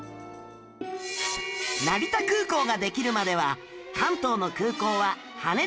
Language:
Japanese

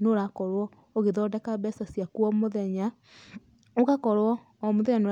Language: Kikuyu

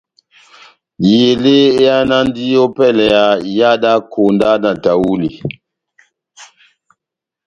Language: Batanga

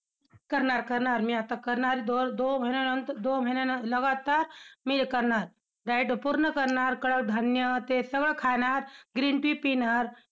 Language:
Marathi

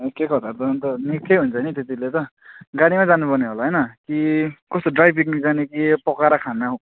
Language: Nepali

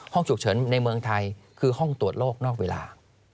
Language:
Thai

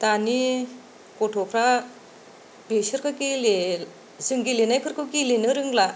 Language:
Bodo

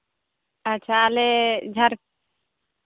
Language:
Santali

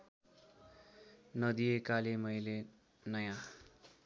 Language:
Nepali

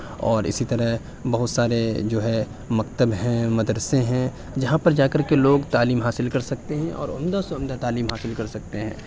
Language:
Urdu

